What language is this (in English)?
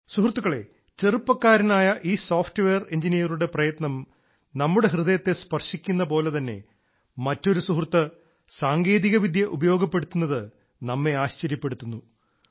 Malayalam